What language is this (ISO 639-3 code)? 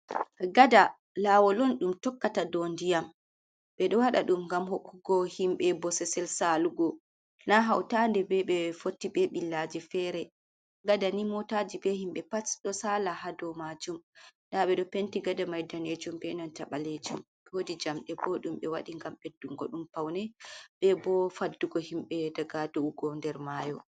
ful